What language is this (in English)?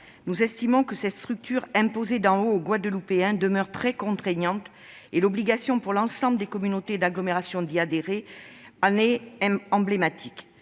French